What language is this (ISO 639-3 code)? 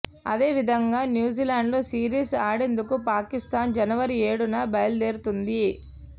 tel